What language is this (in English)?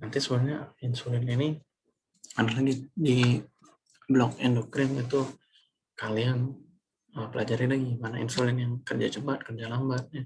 Indonesian